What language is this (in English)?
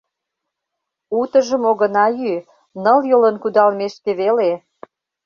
Mari